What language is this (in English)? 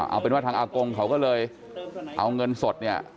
Thai